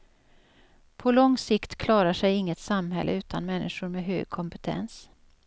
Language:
Swedish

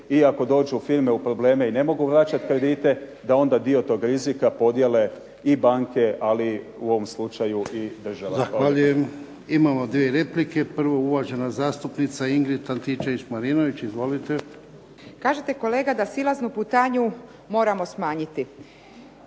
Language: Croatian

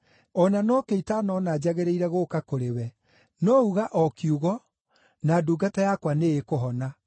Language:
Kikuyu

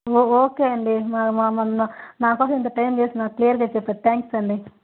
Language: Telugu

